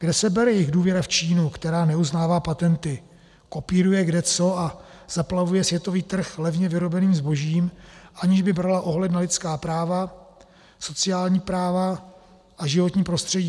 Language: Czech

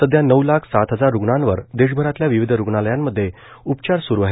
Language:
Marathi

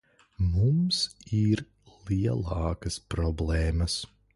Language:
Latvian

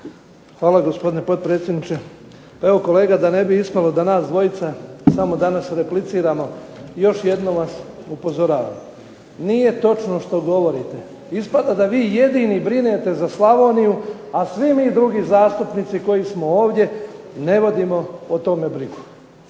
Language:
Croatian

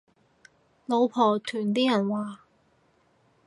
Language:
Cantonese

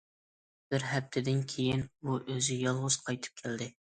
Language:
Uyghur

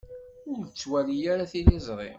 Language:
Kabyle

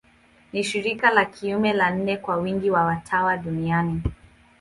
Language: Swahili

